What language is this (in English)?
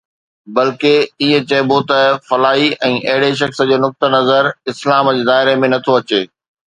Sindhi